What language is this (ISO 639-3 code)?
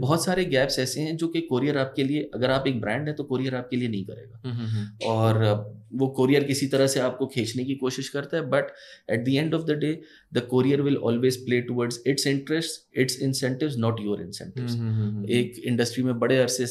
hin